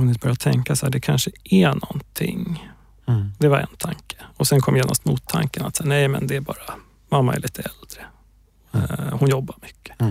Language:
Swedish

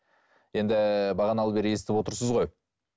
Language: Kazakh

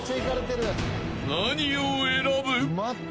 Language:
Japanese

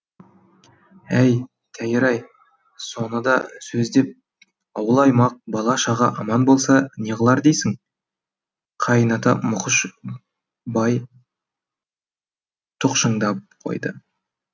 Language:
Kazakh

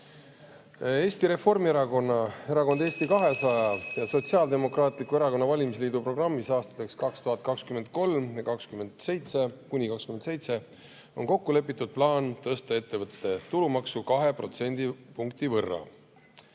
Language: Estonian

